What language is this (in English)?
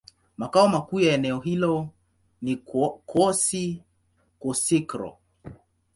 Swahili